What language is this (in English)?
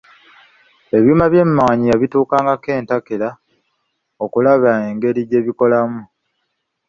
Ganda